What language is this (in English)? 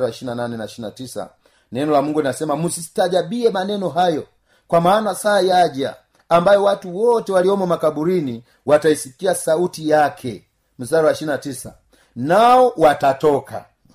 Swahili